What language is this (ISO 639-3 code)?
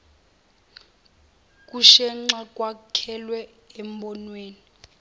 zul